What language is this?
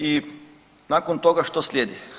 Croatian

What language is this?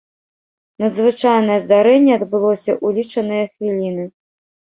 Belarusian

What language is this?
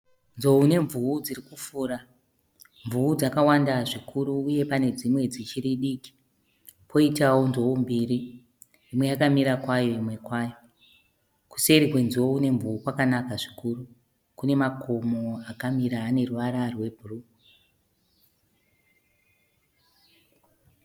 Shona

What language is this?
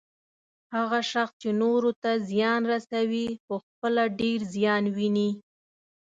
Pashto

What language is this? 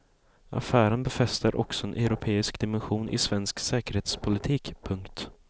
Swedish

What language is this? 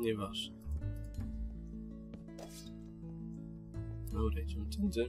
Polish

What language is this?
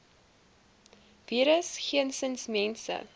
Afrikaans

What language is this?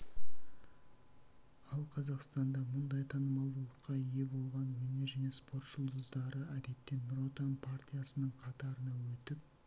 Kazakh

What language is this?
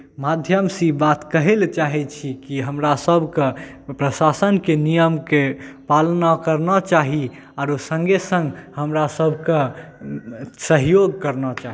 Maithili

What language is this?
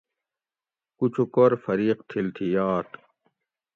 Gawri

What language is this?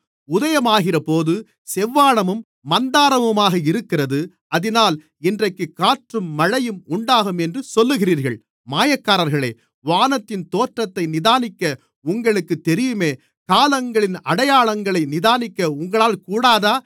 Tamil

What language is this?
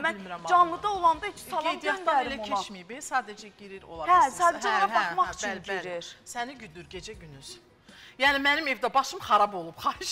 Turkish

